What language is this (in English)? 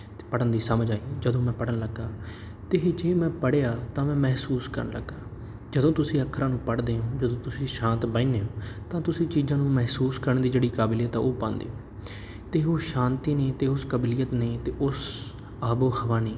Punjabi